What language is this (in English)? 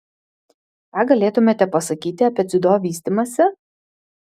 Lithuanian